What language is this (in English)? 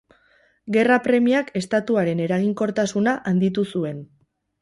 Basque